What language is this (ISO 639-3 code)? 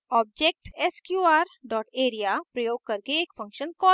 hin